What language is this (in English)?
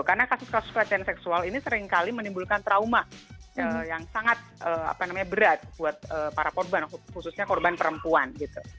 Indonesian